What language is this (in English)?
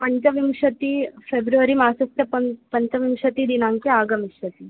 Sanskrit